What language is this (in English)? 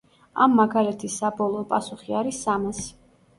Georgian